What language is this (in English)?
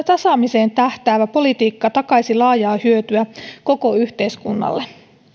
Finnish